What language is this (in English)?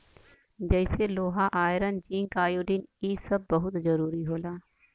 Bhojpuri